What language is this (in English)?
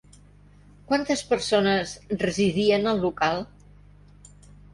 Catalan